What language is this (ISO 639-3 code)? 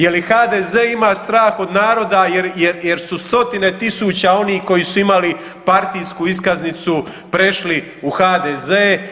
hrv